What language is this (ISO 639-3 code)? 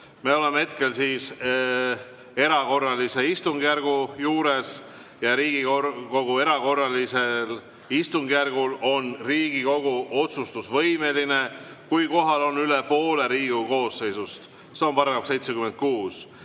est